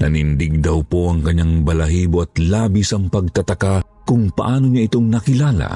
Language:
Filipino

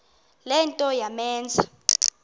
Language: Xhosa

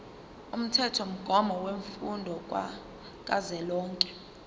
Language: Zulu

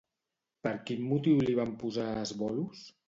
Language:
Catalan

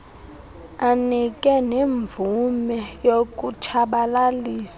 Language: Xhosa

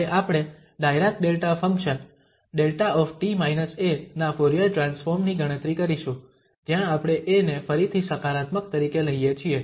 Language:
Gujarati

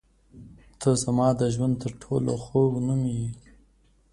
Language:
Pashto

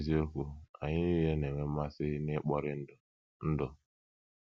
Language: Igbo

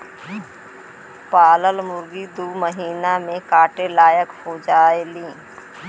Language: Bhojpuri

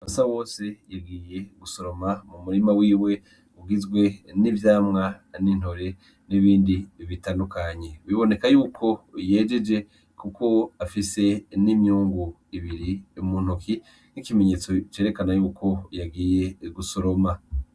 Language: Rundi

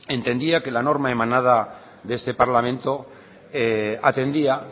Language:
Spanish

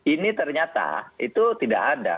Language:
Indonesian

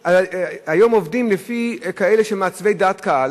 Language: Hebrew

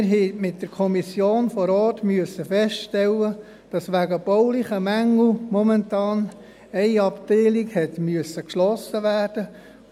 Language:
Swiss German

